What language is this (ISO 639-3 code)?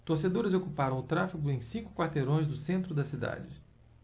por